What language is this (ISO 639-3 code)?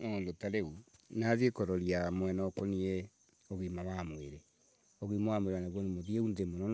ebu